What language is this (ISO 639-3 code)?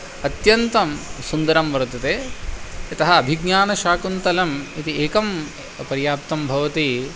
san